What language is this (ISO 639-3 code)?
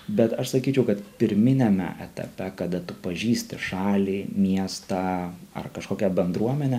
lit